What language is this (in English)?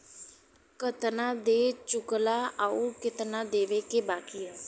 Bhojpuri